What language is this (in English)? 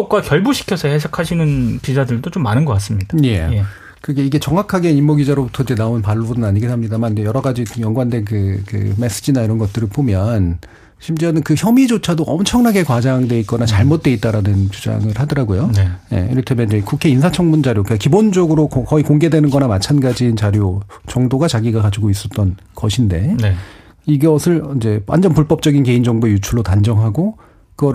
Korean